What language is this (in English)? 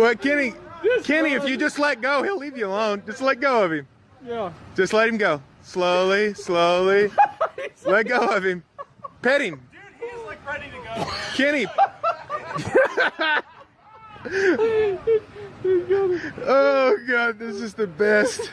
English